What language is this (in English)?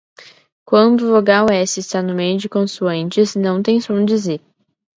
Portuguese